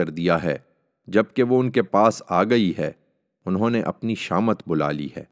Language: Urdu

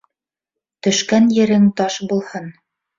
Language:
Bashkir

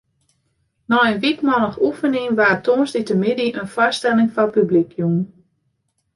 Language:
Western Frisian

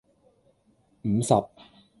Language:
Cantonese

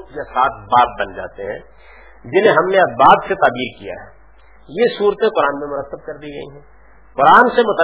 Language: Urdu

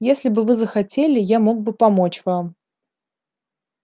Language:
Russian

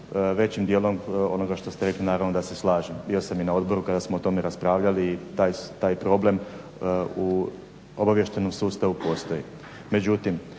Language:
Croatian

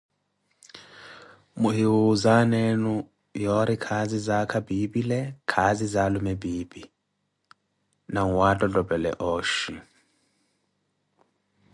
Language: Koti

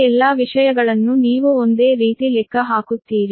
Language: Kannada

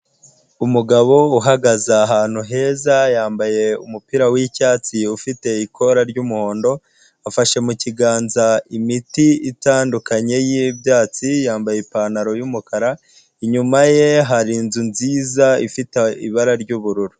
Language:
Kinyarwanda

